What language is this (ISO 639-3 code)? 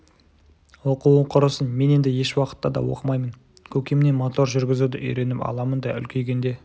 kaz